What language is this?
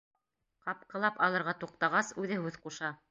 Bashkir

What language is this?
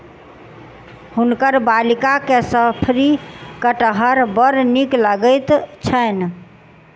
Maithili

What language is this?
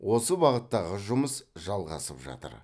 Kazakh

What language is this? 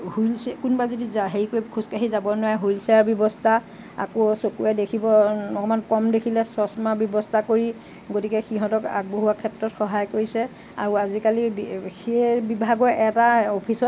Assamese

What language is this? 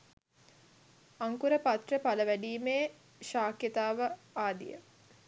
Sinhala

